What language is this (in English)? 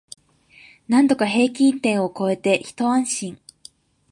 Japanese